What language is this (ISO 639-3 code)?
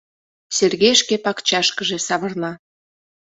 chm